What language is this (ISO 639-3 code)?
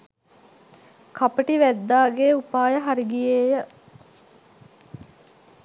sin